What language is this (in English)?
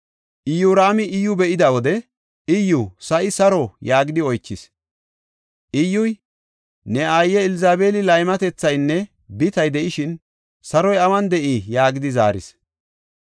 Gofa